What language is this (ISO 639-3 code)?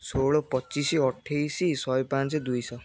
ori